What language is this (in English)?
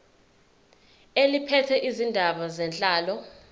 Zulu